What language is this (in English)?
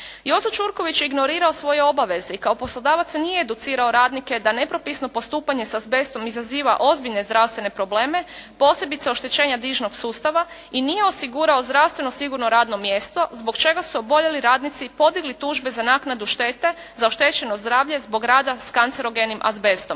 Croatian